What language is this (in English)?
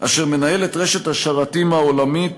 Hebrew